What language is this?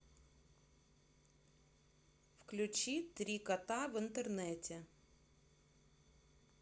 Russian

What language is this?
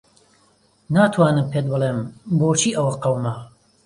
Central Kurdish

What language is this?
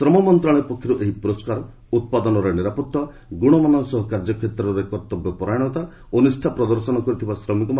Odia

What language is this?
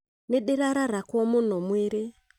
Kikuyu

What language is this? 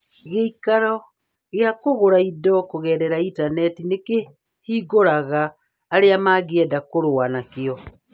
Kikuyu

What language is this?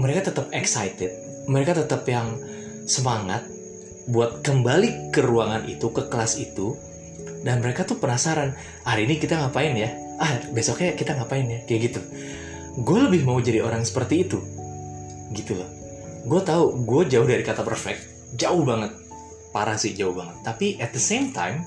Indonesian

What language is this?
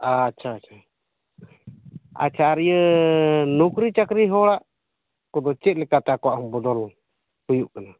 Santali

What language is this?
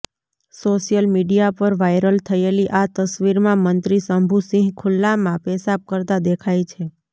Gujarati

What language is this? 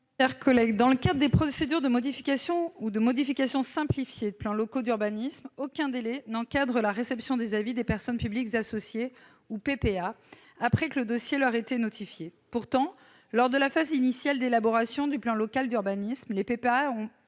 French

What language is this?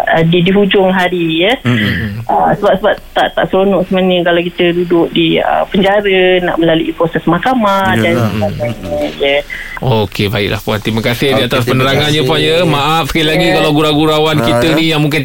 Malay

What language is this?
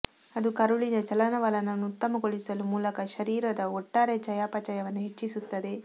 Kannada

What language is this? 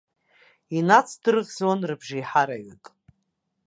Abkhazian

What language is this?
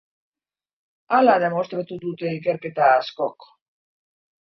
Basque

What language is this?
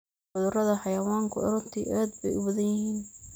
Somali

